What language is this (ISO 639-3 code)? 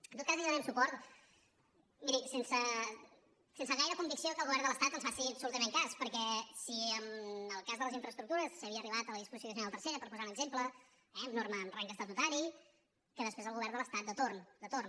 cat